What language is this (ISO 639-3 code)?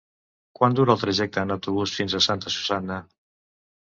cat